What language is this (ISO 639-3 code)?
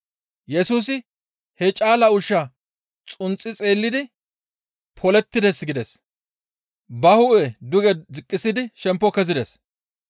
gmv